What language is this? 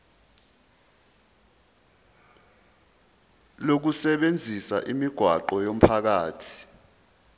Zulu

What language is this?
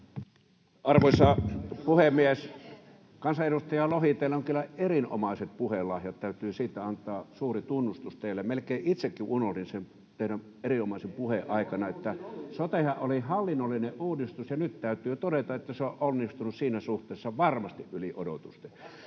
Finnish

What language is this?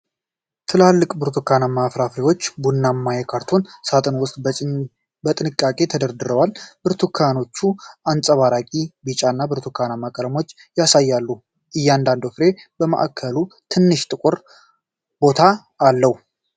Amharic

